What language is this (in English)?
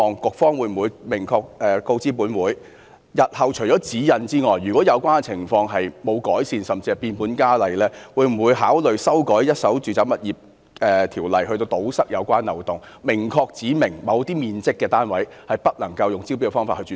Cantonese